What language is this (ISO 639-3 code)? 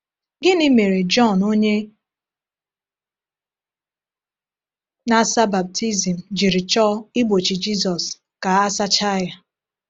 ibo